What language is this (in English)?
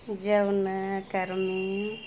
Santali